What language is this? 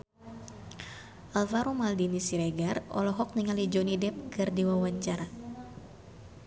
Sundanese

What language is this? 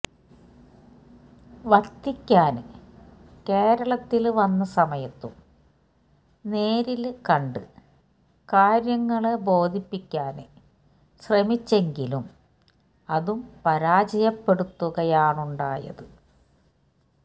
Malayalam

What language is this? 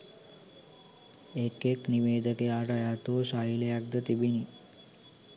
Sinhala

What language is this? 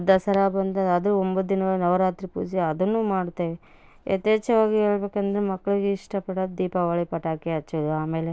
Kannada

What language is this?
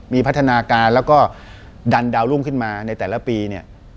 Thai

